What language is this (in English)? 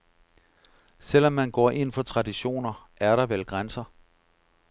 Danish